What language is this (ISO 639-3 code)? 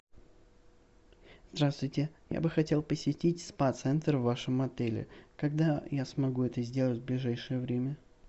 rus